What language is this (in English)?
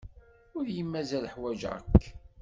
Kabyle